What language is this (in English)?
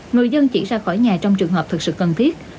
Vietnamese